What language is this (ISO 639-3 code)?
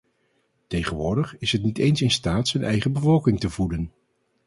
nld